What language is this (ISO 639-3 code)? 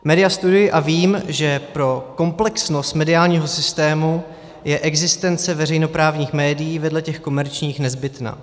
ces